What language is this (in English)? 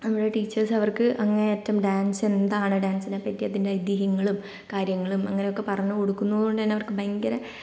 Malayalam